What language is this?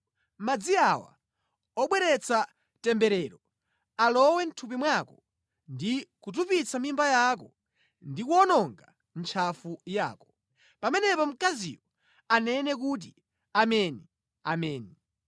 Nyanja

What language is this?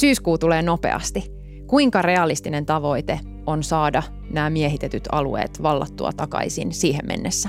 Finnish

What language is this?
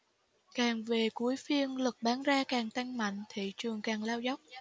Vietnamese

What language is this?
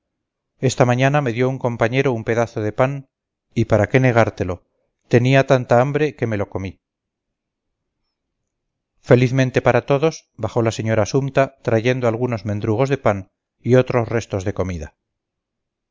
Spanish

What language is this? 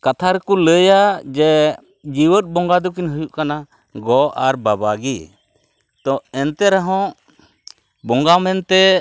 Santali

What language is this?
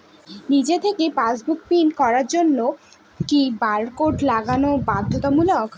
Bangla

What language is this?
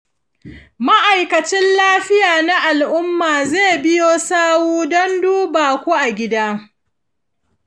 Hausa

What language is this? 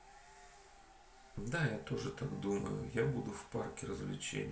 Russian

